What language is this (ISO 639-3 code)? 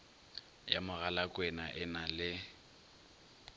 nso